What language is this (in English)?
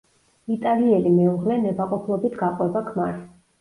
Georgian